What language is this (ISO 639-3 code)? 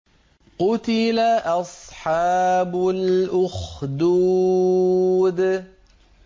ara